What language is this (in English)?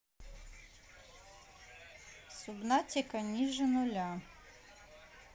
Russian